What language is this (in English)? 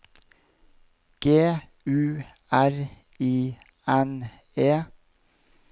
Norwegian